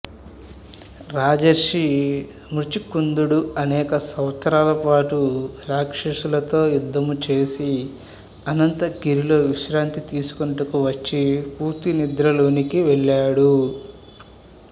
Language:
Telugu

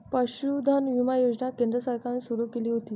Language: Marathi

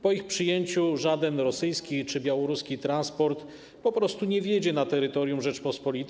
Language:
Polish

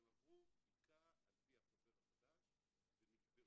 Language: Hebrew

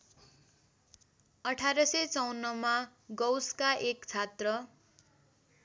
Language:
Nepali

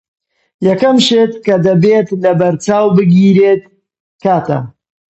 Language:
Central Kurdish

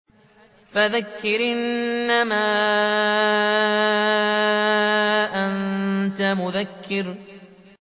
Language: Arabic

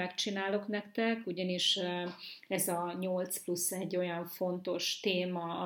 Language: Hungarian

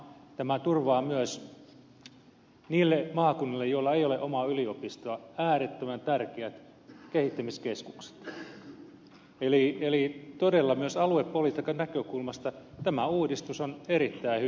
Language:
Finnish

